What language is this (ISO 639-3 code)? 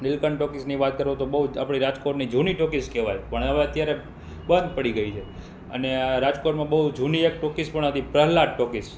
guj